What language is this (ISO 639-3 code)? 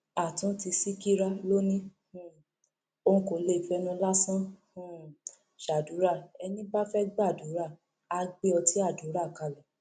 yor